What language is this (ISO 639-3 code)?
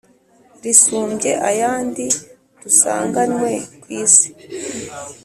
kin